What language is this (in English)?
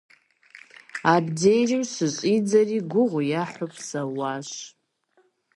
Kabardian